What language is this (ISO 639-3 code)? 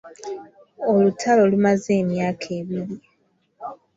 lug